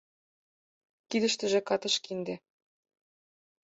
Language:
Mari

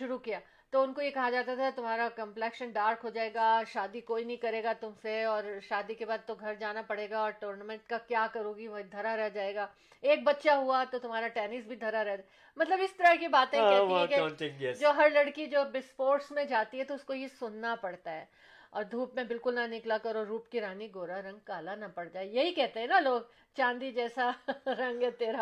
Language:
Urdu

